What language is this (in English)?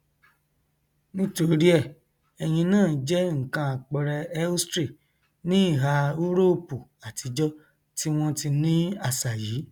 Yoruba